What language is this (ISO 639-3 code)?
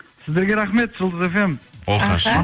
kaz